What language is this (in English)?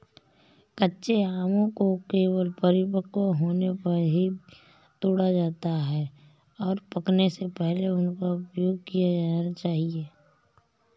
Hindi